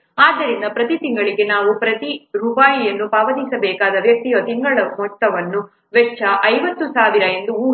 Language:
Kannada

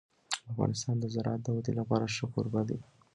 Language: Pashto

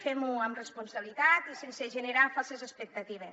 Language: Catalan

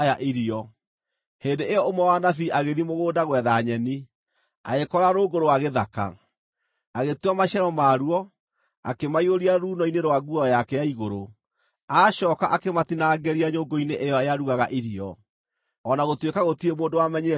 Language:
Kikuyu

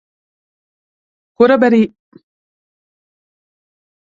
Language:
Hungarian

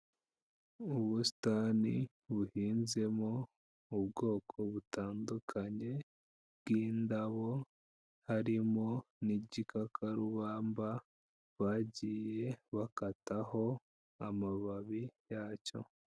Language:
Kinyarwanda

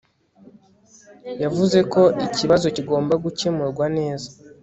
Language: Kinyarwanda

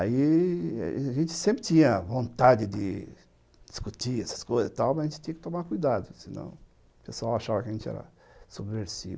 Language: Portuguese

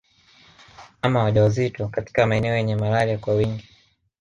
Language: Swahili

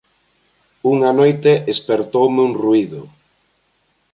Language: Galician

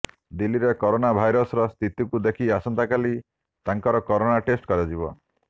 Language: Odia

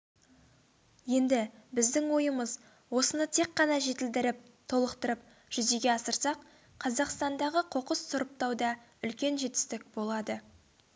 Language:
Kazakh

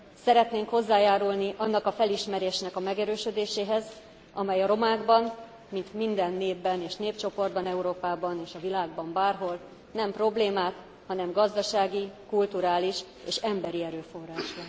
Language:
Hungarian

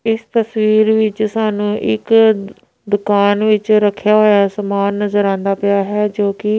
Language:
Punjabi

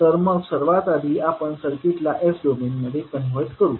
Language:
Marathi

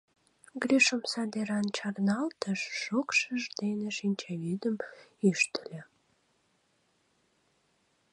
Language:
Mari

